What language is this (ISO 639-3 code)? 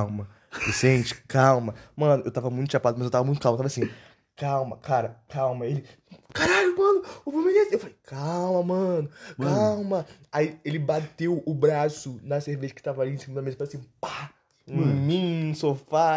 por